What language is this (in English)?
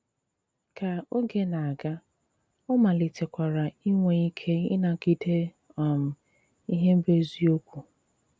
Igbo